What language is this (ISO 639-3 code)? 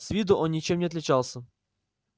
rus